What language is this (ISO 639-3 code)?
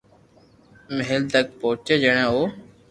lrk